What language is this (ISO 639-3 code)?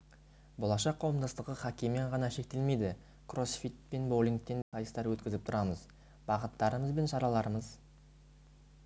kaz